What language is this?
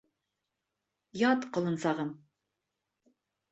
Bashkir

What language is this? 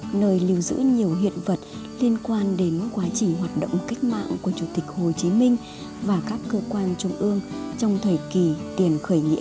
Vietnamese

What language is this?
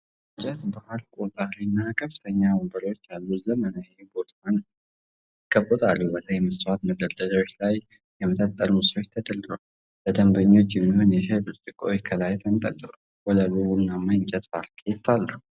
Amharic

